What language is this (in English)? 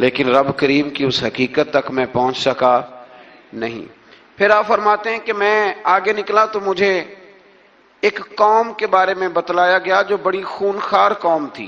Urdu